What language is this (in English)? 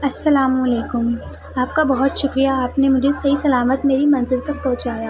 Urdu